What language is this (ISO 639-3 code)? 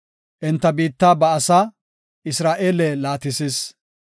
gof